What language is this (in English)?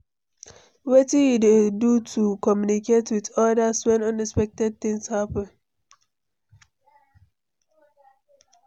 Nigerian Pidgin